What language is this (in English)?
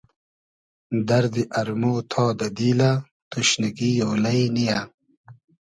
Hazaragi